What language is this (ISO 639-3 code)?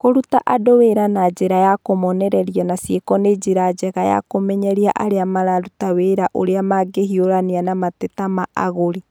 kik